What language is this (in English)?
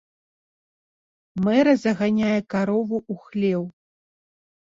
Belarusian